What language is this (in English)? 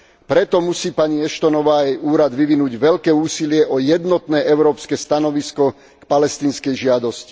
Slovak